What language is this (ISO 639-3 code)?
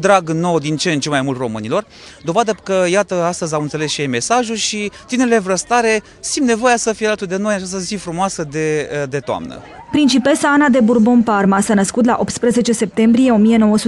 ron